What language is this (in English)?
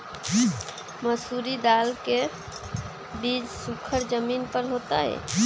Magahi